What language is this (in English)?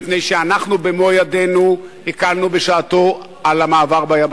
Hebrew